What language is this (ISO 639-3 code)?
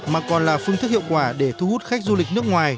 vie